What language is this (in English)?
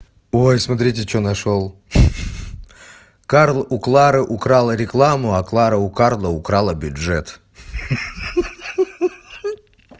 Russian